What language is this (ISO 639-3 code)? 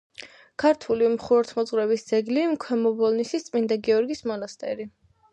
kat